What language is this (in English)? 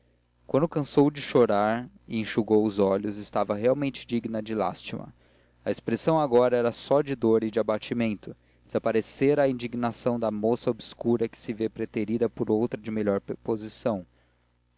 Portuguese